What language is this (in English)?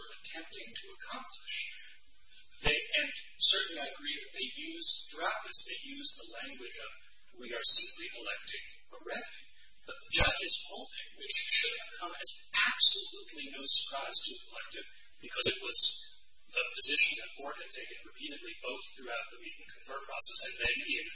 English